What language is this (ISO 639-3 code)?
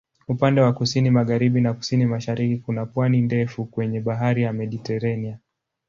swa